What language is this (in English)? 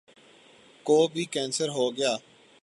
Urdu